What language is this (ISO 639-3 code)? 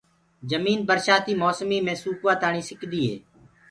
ggg